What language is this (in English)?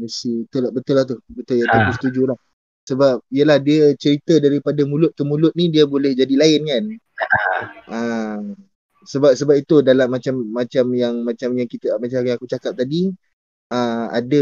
Malay